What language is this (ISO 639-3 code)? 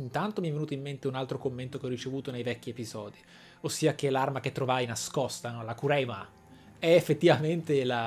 ita